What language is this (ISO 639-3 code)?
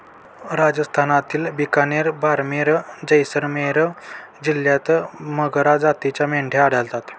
mar